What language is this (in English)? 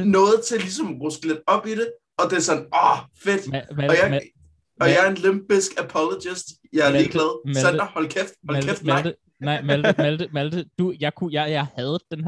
Danish